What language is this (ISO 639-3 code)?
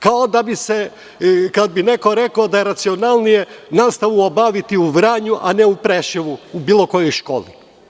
srp